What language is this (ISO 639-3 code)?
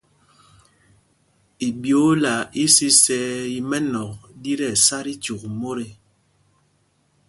mgg